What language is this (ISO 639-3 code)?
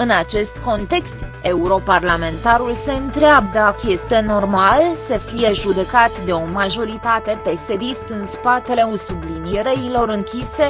ron